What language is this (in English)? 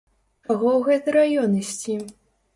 Belarusian